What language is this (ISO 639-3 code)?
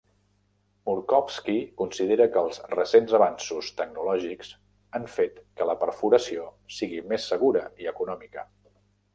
cat